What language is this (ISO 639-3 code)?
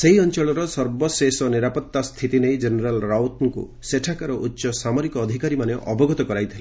ori